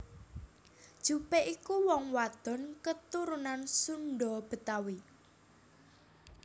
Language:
Javanese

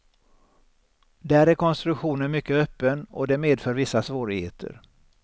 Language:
Swedish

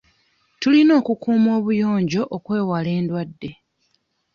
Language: Ganda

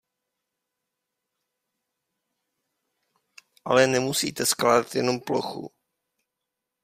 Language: Czech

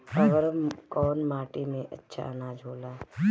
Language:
Bhojpuri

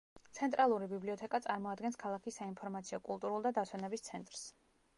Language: Georgian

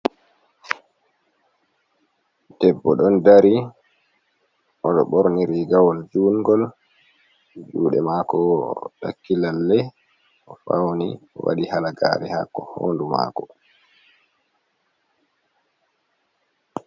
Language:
Fula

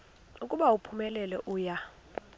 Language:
Xhosa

